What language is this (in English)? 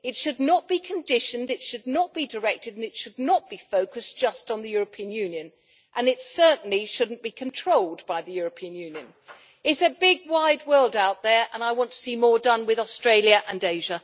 English